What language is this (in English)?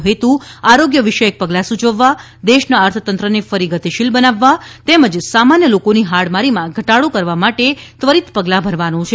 Gujarati